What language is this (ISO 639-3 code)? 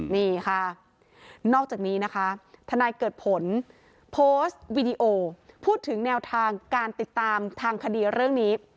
tha